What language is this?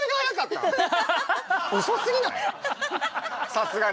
Japanese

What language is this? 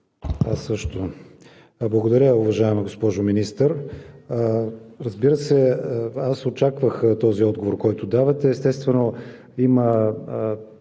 Bulgarian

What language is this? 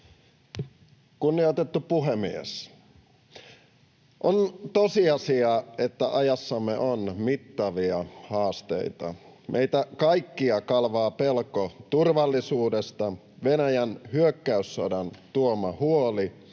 Finnish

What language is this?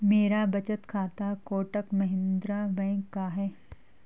Hindi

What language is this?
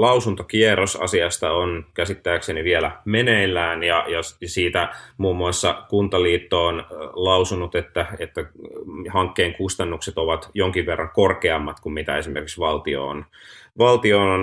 Finnish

